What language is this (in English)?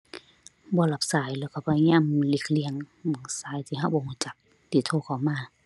Thai